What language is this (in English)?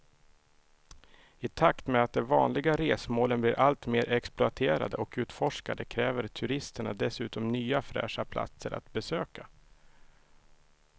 Swedish